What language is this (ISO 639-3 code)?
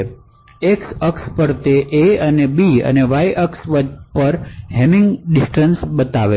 guj